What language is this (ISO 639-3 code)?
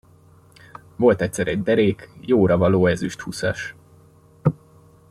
hun